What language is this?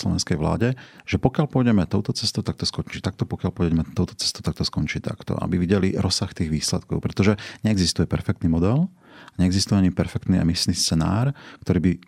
Slovak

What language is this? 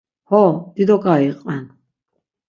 Laz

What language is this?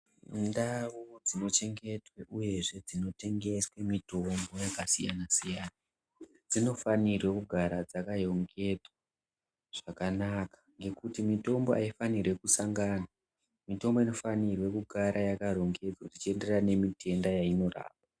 Ndau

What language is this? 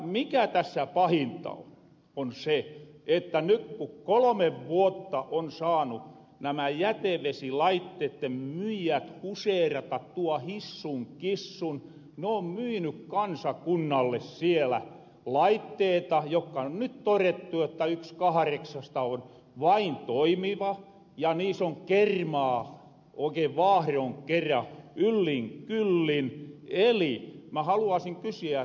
Finnish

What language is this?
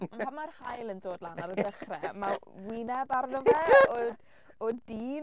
Welsh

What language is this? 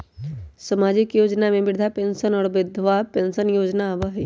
Magahi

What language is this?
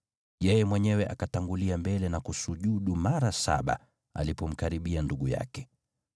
Swahili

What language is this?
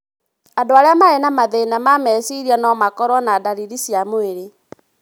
Kikuyu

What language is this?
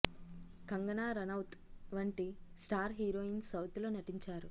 Telugu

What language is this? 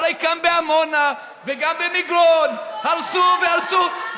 Hebrew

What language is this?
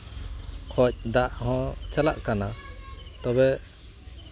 Santali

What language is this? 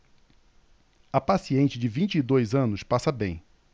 Portuguese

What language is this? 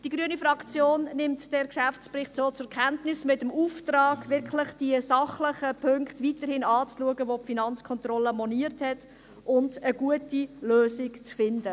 Swiss German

